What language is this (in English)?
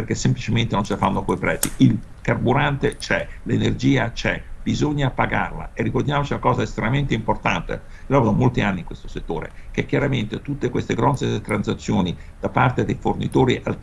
Italian